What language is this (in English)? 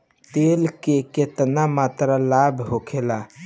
Bhojpuri